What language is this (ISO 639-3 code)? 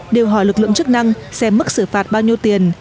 vie